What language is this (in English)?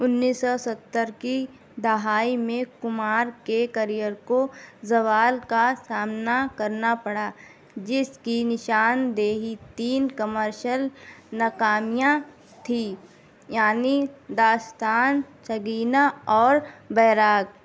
Urdu